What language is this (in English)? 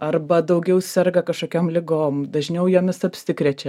Lithuanian